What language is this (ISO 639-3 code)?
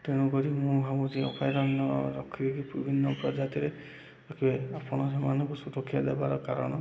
ori